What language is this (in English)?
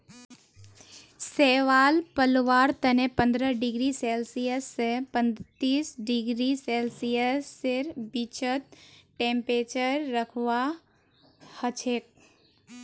Magahi